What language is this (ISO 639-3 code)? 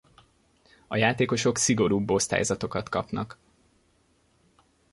hun